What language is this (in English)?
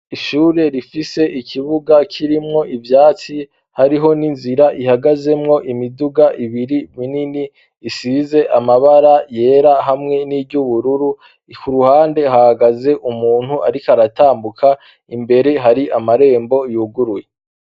Rundi